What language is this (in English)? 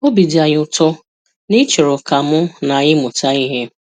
Igbo